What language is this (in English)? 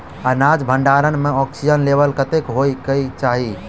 Maithili